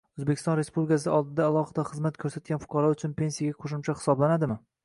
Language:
Uzbek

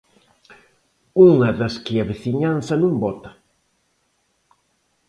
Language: Galician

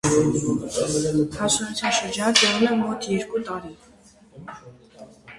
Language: Armenian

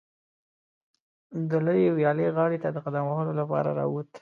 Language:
Pashto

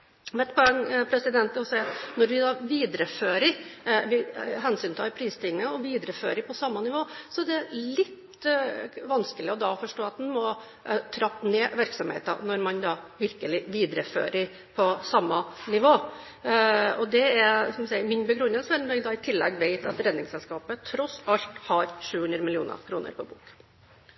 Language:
Norwegian Bokmål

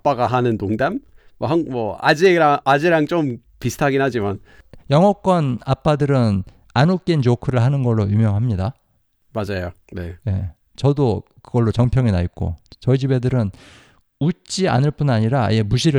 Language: Korean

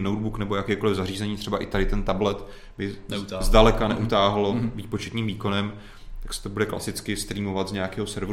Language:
Czech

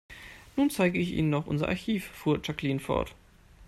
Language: German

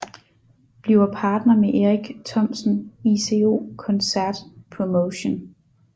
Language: Danish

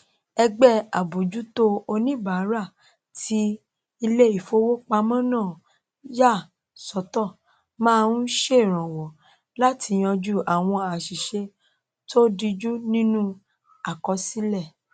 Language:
Yoruba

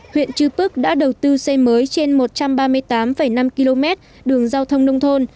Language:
Vietnamese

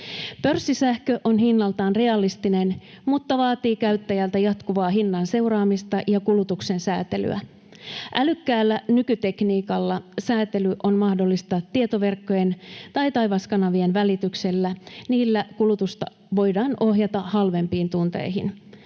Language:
Finnish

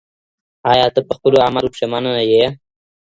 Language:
Pashto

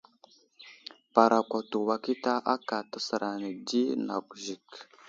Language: Wuzlam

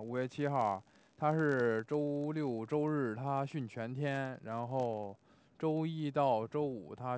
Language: Chinese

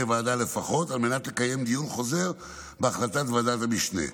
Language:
Hebrew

